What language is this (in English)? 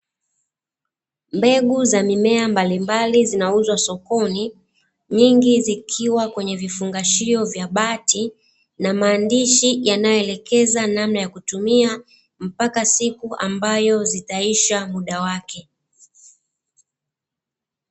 Swahili